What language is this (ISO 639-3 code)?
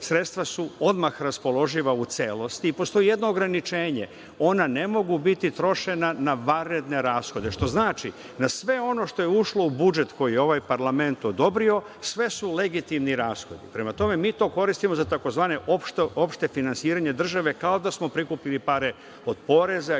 srp